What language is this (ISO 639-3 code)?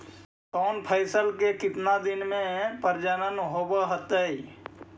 mag